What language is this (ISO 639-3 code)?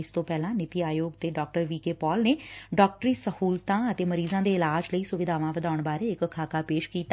pan